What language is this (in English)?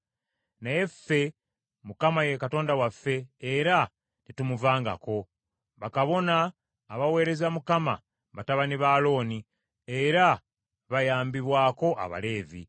Ganda